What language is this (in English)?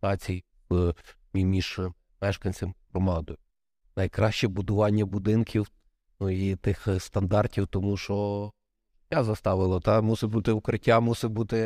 Ukrainian